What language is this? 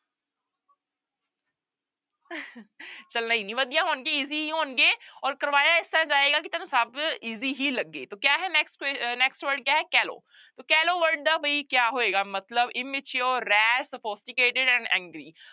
Punjabi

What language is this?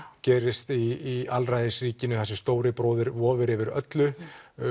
Icelandic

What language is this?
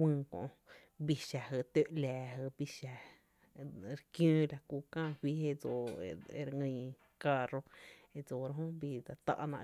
Tepinapa Chinantec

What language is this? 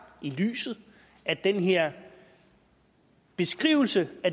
Danish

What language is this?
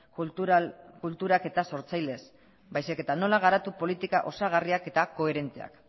Basque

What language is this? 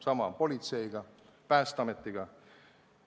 Estonian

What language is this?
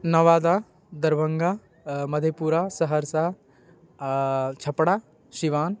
Maithili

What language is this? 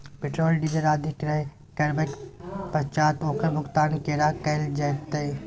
Maithili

